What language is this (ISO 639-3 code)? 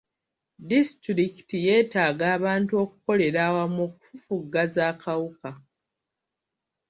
lug